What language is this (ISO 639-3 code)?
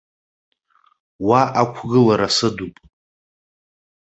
abk